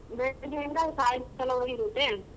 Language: Kannada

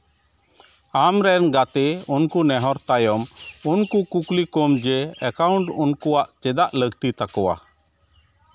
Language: Santali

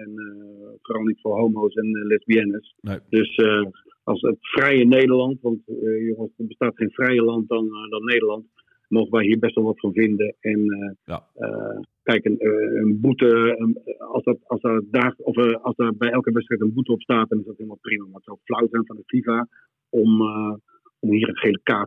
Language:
Dutch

